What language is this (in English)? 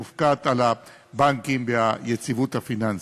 Hebrew